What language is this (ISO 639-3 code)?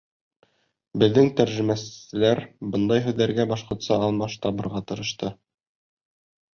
bak